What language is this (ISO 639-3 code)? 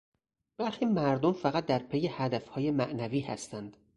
fas